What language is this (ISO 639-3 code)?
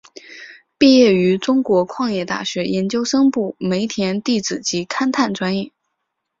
zho